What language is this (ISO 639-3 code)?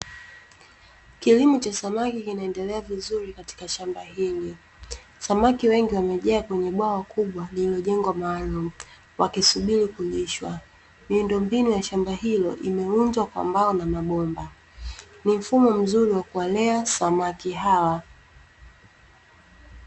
swa